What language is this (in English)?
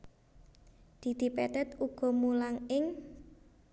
Javanese